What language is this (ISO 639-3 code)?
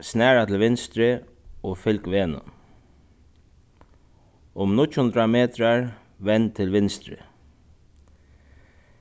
fao